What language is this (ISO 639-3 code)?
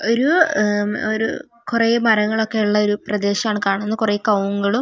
mal